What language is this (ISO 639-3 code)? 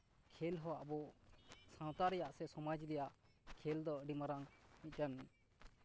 sat